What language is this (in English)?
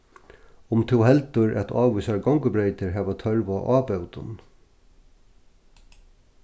Faroese